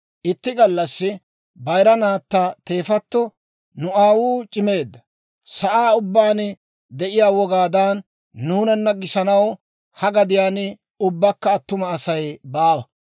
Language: Dawro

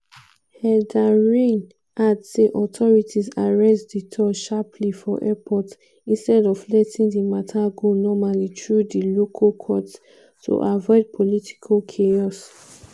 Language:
Nigerian Pidgin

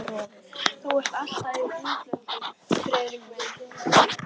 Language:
Icelandic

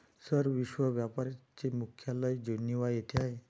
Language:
Marathi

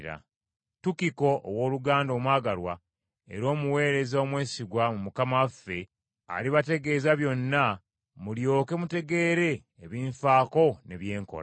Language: Ganda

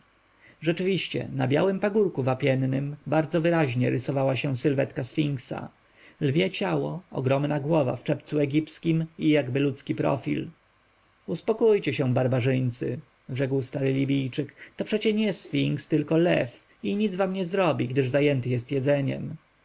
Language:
Polish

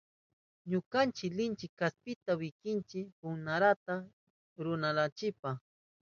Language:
Southern Pastaza Quechua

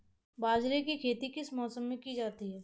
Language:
Hindi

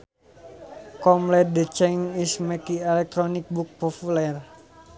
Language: Sundanese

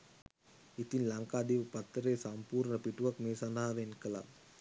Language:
Sinhala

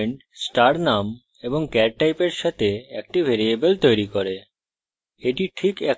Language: Bangla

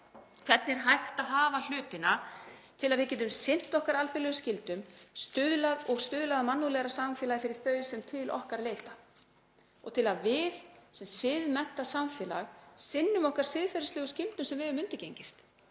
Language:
Icelandic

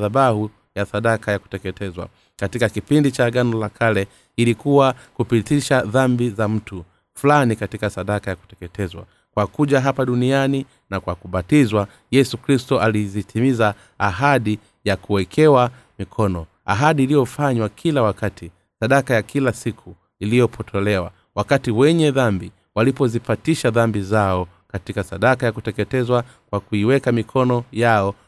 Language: Swahili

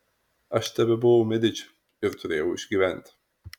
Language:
Lithuanian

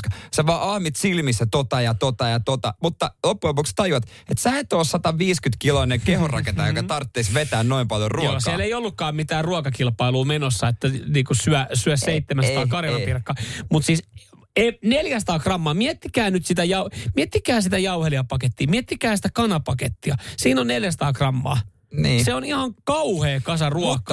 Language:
Finnish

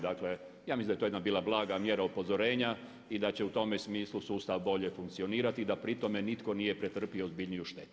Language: Croatian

